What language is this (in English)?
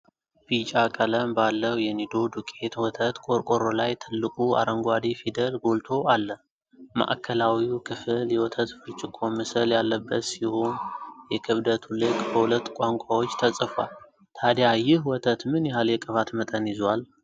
Amharic